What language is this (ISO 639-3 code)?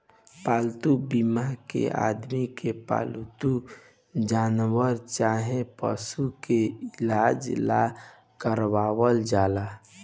bho